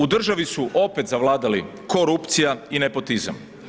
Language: Croatian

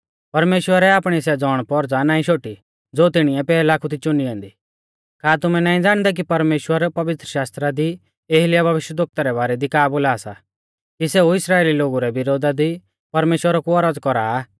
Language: Mahasu Pahari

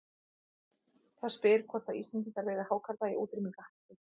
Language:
Icelandic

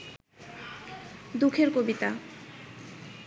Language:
Bangla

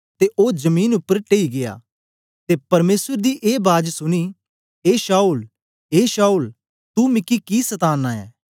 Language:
Dogri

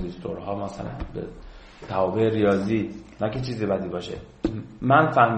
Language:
Persian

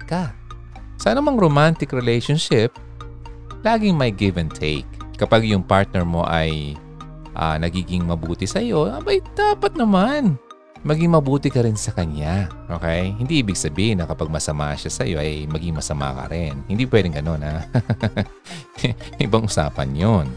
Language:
Filipino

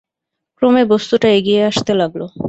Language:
Bangla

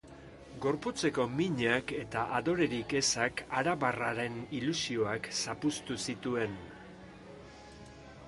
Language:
Basque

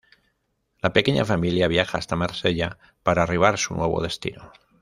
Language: Spanish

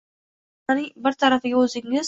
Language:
Uzbek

